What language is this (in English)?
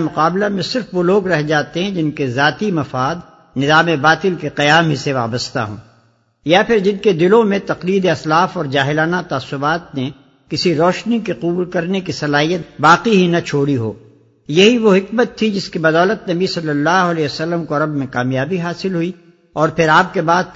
Urdu